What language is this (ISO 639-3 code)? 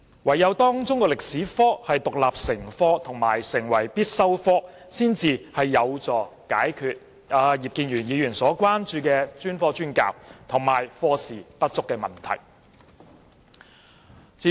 yue